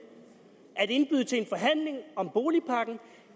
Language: Danish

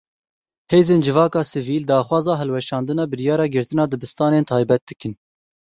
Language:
Kurdish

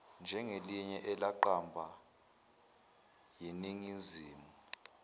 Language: Zulu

